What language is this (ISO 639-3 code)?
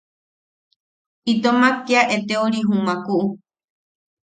yaq